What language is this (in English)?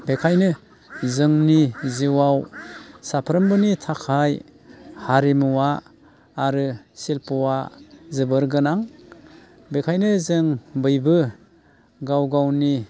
Bodo